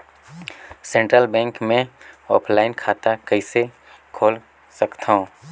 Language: Chhattisgarhi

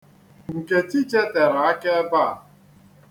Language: Igbo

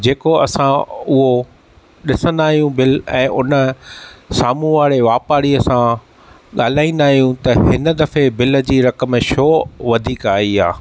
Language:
Sindhi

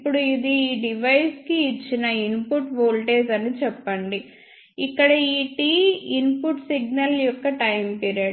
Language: Telugu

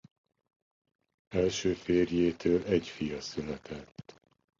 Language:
Hungarian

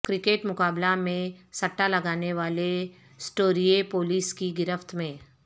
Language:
Urdu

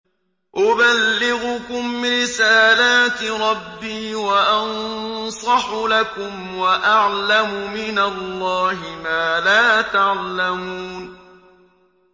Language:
Arabic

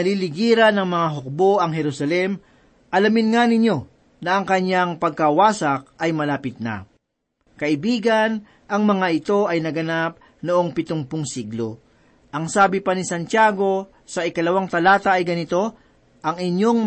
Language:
Filipino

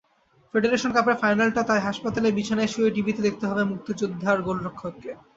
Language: Bangla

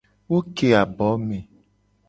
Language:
Gen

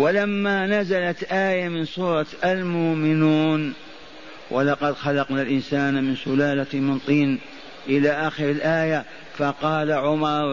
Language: Arabic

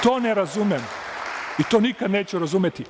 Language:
Serbian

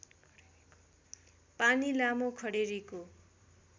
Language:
Nepali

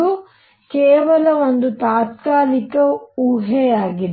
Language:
Kannada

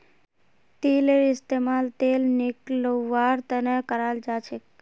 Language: Magahi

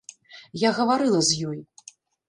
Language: Belarusian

